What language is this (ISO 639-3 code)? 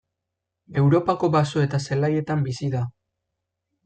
eus